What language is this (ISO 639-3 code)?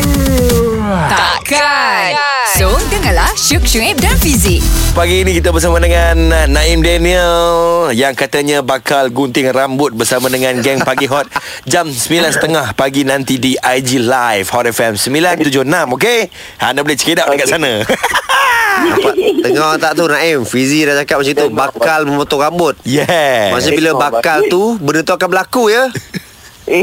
msa